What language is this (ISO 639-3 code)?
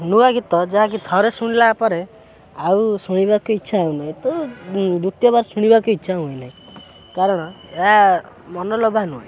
ori